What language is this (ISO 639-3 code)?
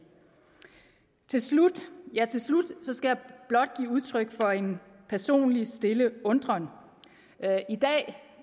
dan